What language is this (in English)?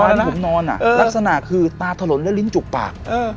Thai